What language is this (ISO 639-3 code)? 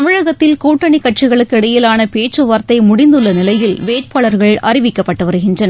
tam